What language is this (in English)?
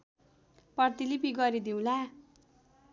Nepali